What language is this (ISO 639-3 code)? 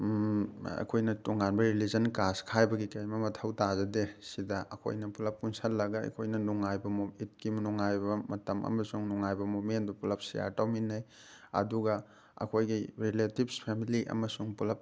mni